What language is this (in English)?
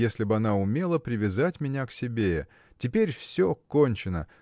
Russian